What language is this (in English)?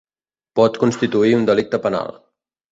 Catalan